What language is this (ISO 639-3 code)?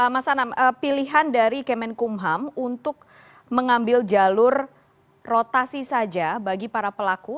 ind